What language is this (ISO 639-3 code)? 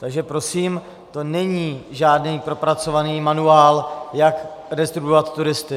ces